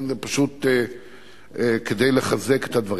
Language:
Hebrew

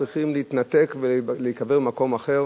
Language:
Hebrew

